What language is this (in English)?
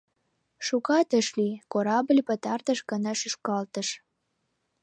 Mari